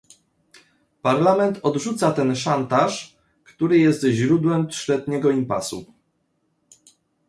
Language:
Polish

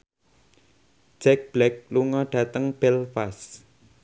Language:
Javanese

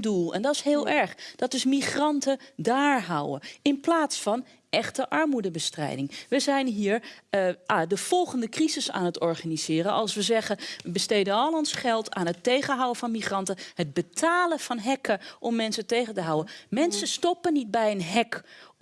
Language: Dutch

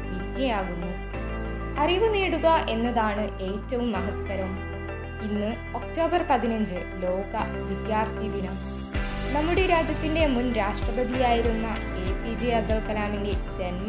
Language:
Malayalam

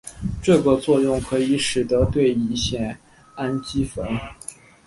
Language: Chinese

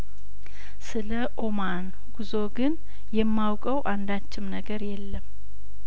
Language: Amharic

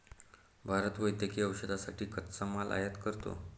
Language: Marathi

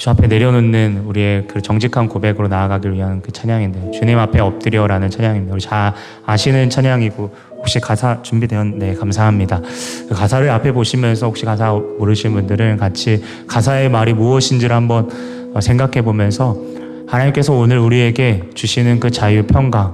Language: Korean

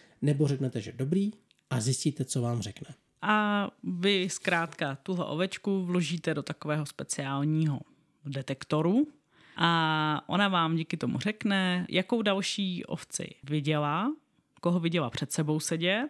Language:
Czech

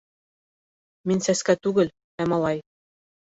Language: Bashkir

